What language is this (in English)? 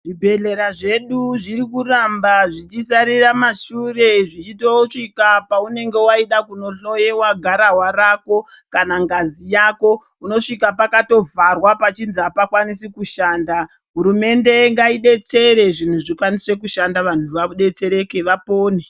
Ndau